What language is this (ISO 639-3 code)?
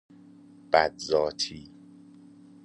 fas